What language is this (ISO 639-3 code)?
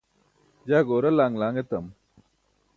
bsk